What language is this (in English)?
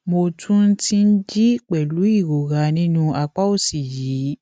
Yoruba